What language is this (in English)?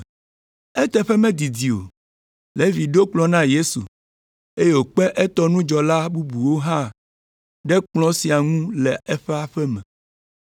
Ewe